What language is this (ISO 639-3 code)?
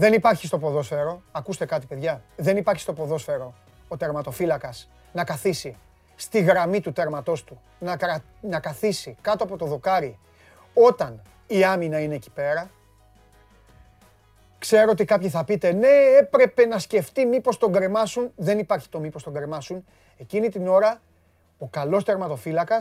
ell